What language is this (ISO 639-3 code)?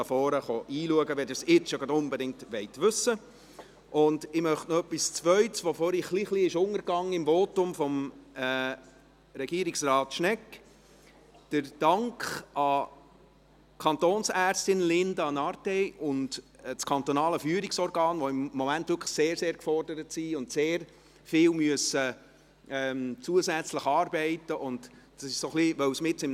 gsw